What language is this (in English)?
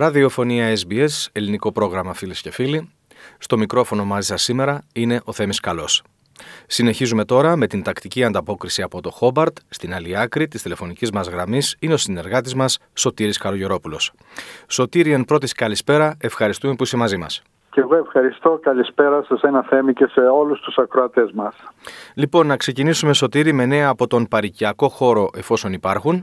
Greek